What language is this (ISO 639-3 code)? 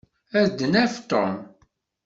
kab